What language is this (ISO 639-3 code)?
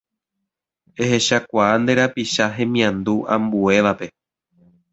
grn